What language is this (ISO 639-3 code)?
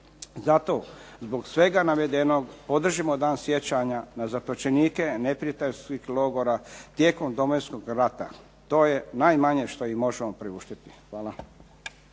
hrv